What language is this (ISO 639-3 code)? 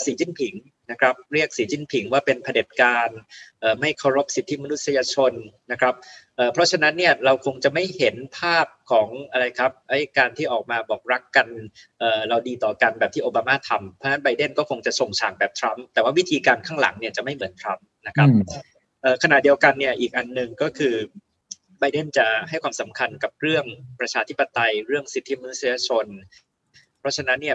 tha